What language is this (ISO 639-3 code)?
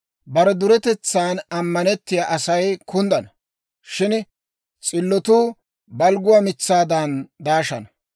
dwr